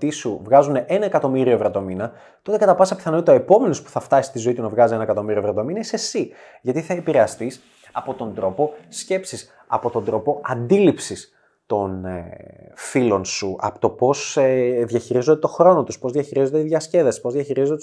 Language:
Greek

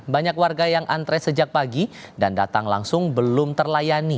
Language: Indonesian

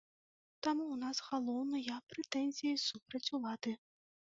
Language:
Belarusian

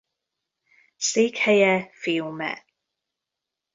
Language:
Hungarian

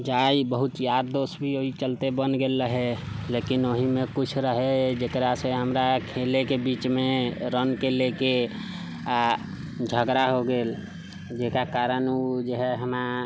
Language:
Maithili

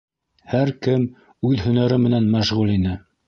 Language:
Bashkir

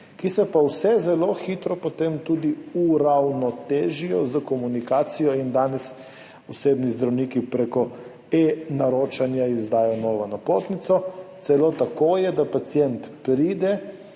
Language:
Slovenian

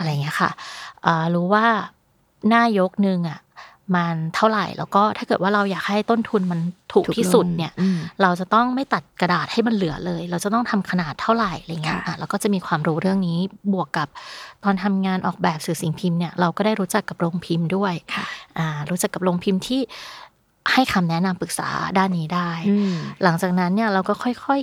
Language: Thai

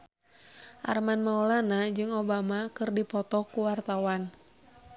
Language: Sundanese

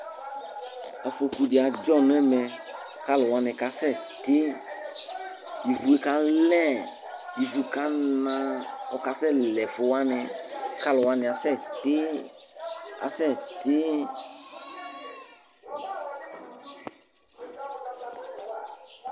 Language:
Ikposo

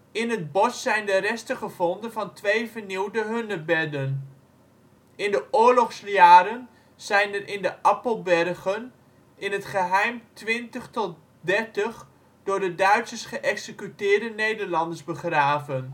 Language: Dutch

